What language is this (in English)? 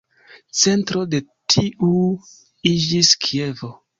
Esperanto